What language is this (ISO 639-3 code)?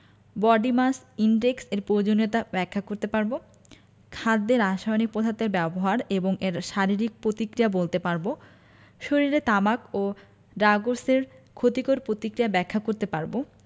ben